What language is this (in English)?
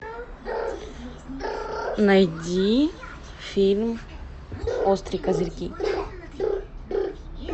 Russian